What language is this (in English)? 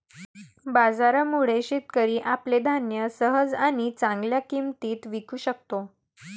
Marathi